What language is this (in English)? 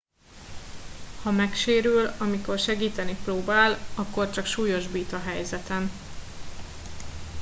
Hungarian